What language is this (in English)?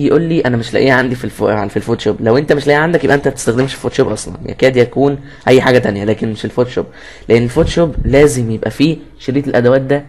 Arabic